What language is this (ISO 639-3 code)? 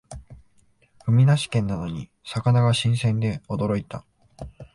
jpn